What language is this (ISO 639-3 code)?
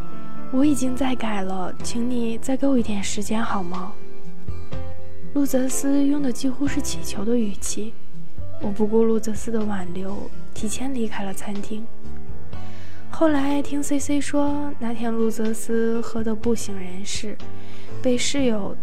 zho